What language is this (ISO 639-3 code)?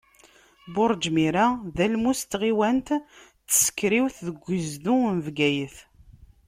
kab